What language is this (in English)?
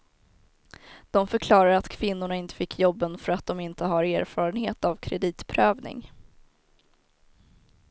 Swedish